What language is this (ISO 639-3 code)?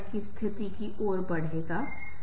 hin